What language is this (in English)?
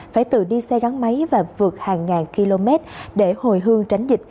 Vietnamese